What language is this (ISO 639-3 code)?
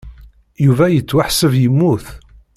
kab